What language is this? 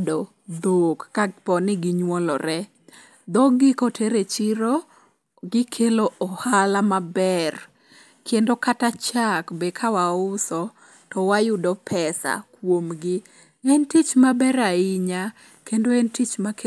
Luo (Kenya and Tanzania)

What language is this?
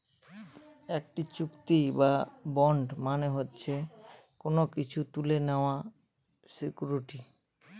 Bangla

